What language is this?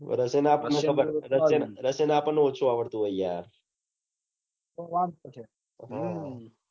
Gujarati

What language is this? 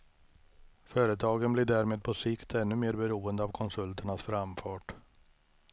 Swedish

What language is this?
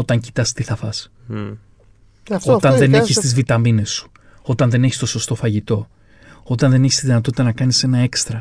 Greek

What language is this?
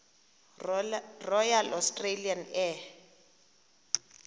Xhosa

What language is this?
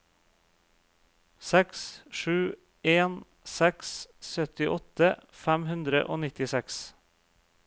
Norwegian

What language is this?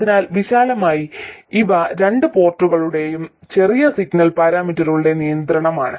Malayalam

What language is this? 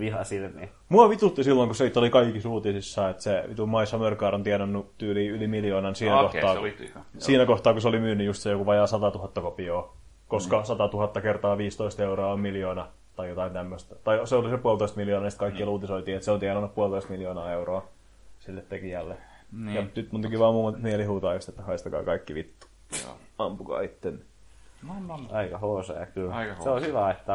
Finnish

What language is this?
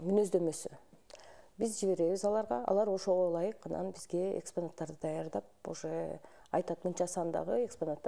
Russian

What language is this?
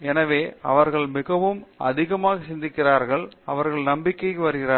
Tamil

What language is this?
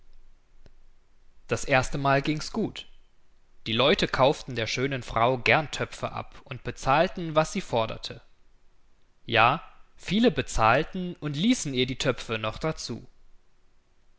German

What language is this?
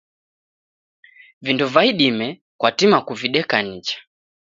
Taita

